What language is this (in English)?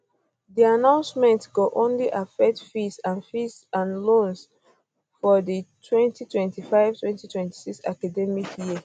Nigerian Pidgin